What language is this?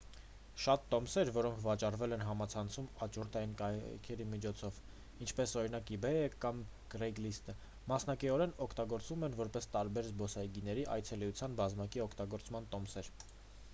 Armenian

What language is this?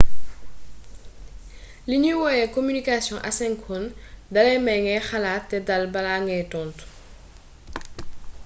Wolof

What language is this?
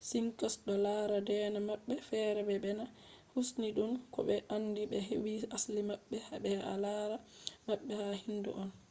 Fula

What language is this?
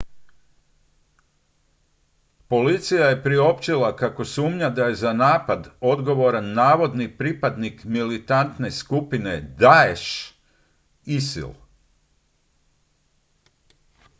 Croatian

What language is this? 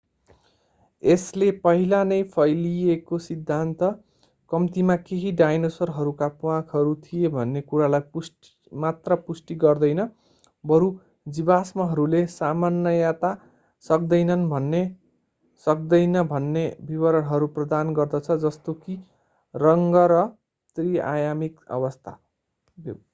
Nepali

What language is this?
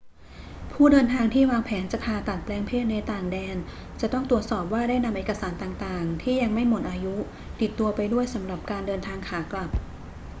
Thai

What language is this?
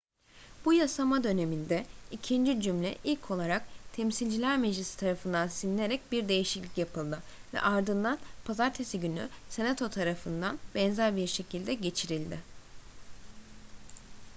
Turkish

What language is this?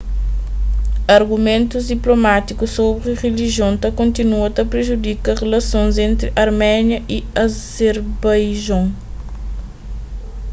Kabuverdianu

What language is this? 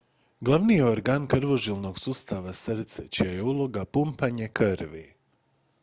Croatian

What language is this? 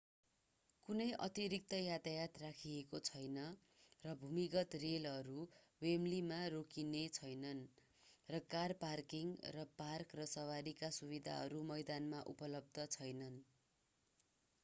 Nepali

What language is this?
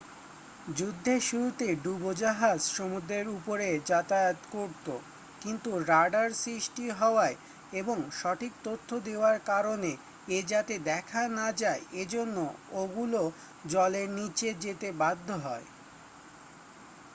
Bangla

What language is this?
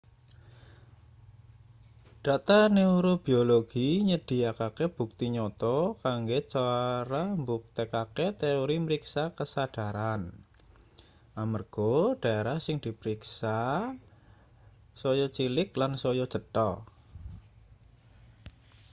Javanese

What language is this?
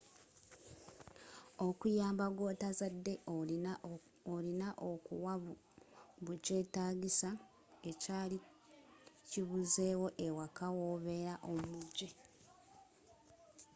Ganda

